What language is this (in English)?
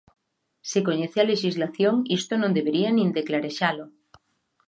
Galician